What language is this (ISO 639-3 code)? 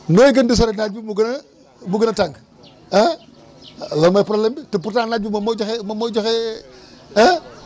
wol